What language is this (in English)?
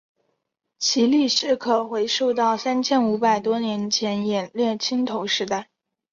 Chinese